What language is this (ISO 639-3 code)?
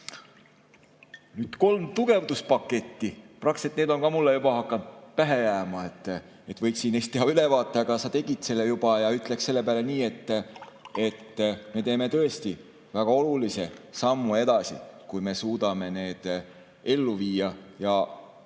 est